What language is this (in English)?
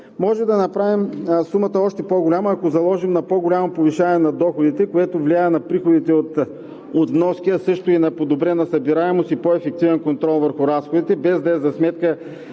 Bulgarian